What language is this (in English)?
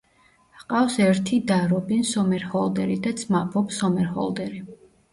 Georgian